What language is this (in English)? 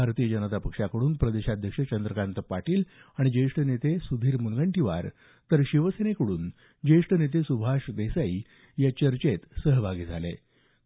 Marathi